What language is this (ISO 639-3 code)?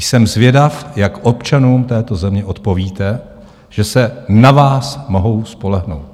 ces